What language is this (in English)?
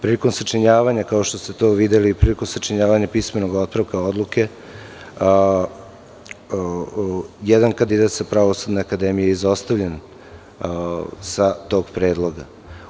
Serbian